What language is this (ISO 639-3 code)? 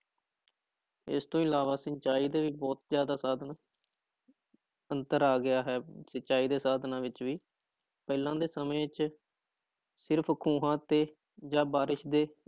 pan